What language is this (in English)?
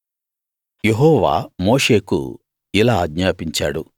Telugu